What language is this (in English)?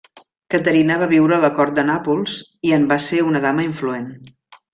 Catalan